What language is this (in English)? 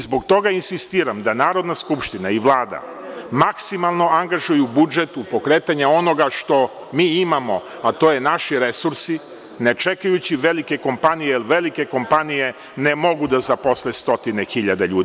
Serbian